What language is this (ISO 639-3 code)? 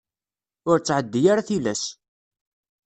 kab